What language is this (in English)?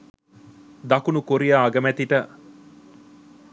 Sinhala